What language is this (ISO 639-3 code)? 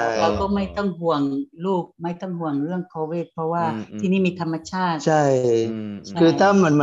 tha